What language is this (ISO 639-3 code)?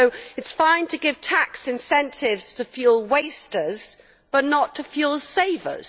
eng